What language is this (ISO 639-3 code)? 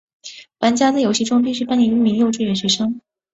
zho